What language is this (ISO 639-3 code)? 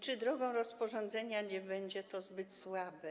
pol